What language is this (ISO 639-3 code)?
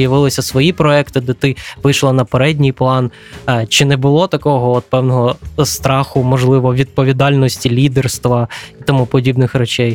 ukr